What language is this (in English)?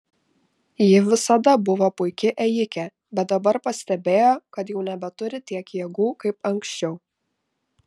Lithuanian